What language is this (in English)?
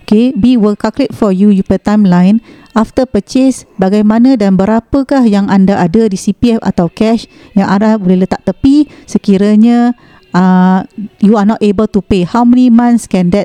Malay